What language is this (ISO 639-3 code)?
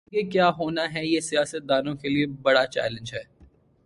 urd